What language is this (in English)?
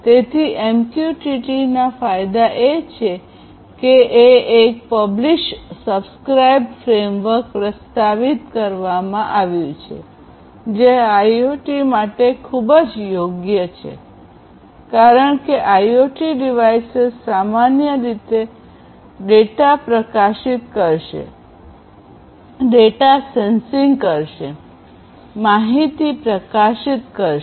Gujarati